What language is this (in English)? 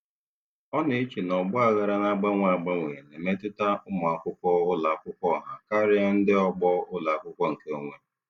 Igbo